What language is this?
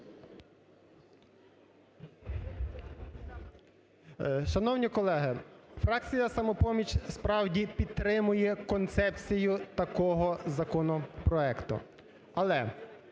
Ukrainian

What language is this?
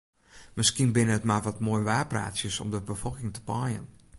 Western Frisian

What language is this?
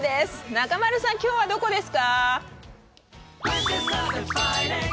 Japanese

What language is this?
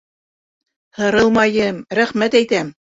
Bashkir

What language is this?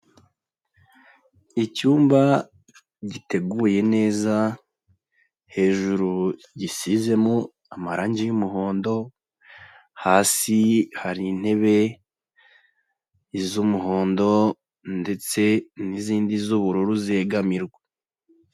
Kinyarwanda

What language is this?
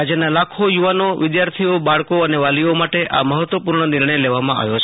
Gujarati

